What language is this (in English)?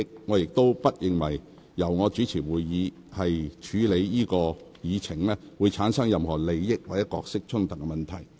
Cantonese